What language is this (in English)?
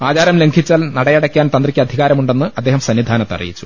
Malayalam